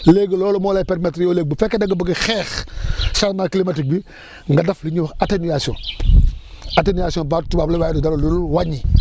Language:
Wolof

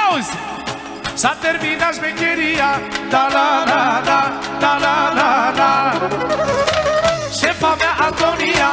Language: Romanian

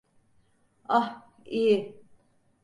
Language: Turkish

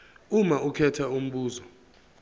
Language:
Zulu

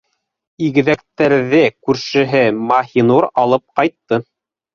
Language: Bashkir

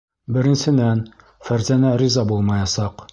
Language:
Bashkir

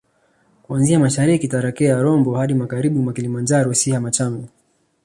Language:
Swahili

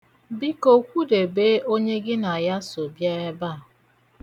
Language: Igbo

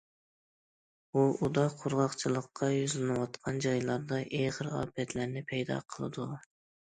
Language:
Uyghur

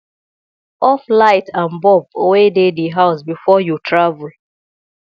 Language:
Nigerian Pidgin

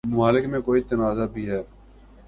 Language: Urdu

